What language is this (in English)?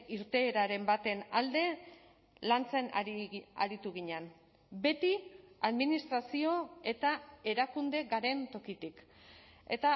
Basque